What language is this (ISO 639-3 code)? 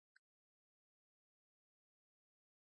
pwn